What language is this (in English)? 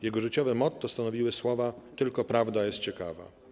Polish